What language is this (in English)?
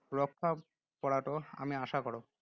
Assamese